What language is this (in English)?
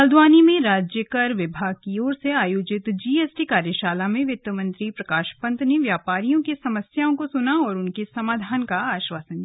Hindi